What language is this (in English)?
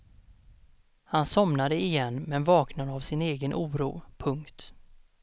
Swedish